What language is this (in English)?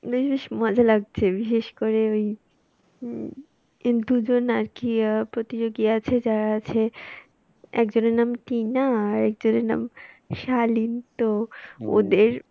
Bangla